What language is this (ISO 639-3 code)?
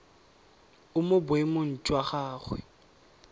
tsn